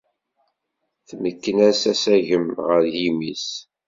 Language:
Kabyle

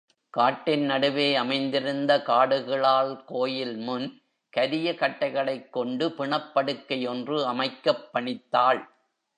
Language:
Tamil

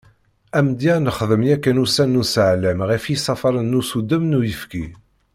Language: Kabyle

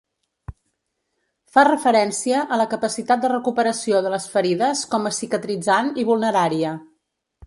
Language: Catalan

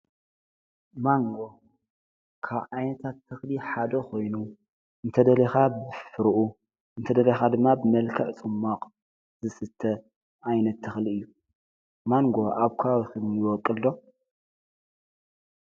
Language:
Tigrinya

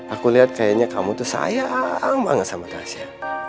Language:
Indonesian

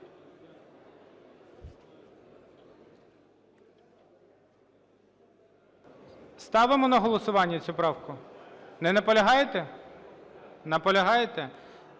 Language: Ukrainian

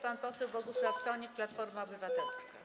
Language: Polish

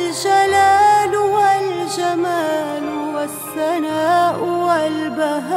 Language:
Arabic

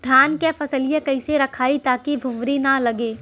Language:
Bhojpuri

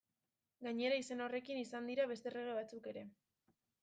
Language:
Basque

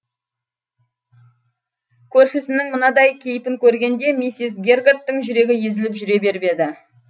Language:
Kazakh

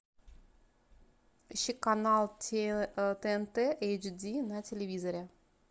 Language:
Russian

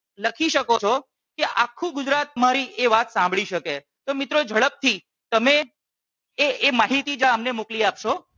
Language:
Gujarati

